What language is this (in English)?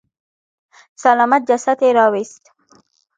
Pashto